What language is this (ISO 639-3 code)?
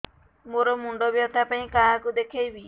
ori